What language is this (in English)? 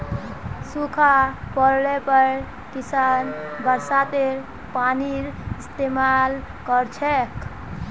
Magahi